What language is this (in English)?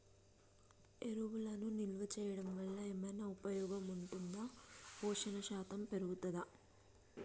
Telugu